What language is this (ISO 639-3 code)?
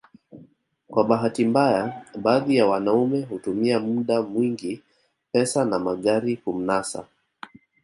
swa